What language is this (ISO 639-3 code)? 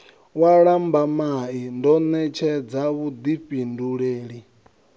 ven